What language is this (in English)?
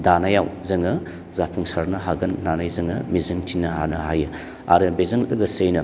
Bodo